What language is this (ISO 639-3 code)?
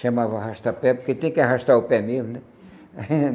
por